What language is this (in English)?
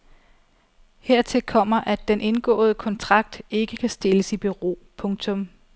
Danish